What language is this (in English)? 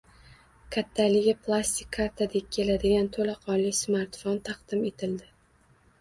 Uzbek